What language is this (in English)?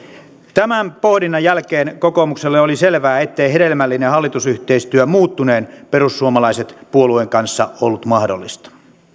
Finnish